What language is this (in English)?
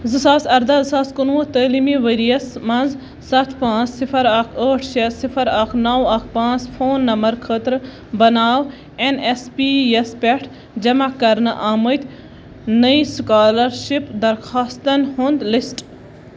Kashmiri